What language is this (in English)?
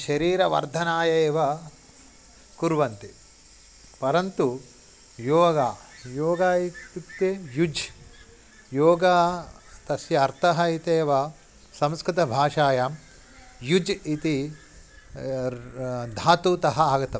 Sanskrit